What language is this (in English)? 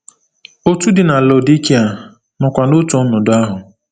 Igbo